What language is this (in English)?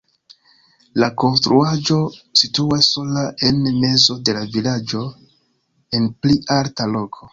Esperanto